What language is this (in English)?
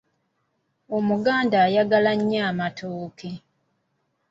Ganda